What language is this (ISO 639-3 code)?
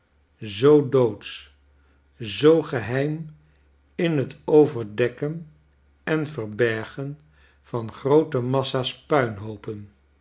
nld